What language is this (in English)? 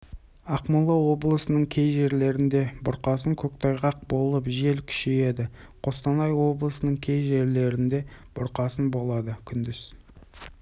Kazakh